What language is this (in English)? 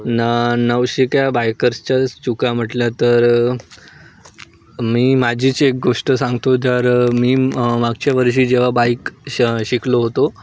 Marathi